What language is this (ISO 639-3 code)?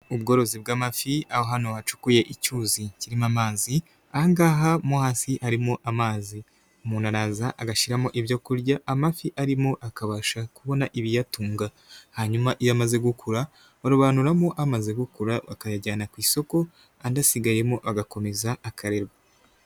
kin